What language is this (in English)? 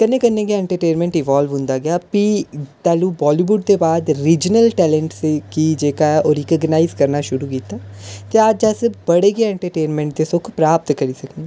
Dogri